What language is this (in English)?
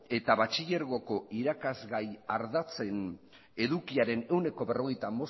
Basque